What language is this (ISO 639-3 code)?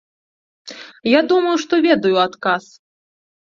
bel